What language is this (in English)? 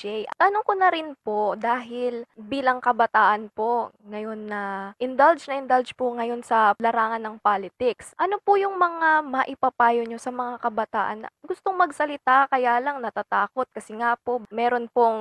Filipino